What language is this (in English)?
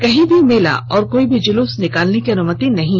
Hindi